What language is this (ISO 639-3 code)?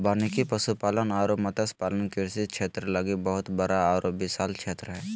mag